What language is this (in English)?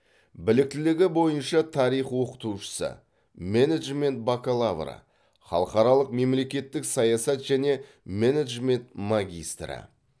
Kazakh